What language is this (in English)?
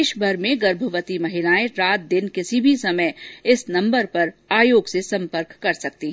Hindi